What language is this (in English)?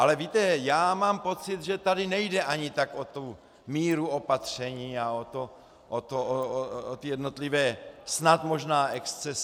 Czech